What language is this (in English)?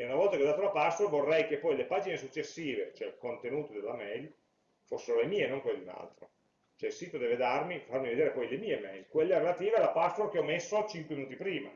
Italian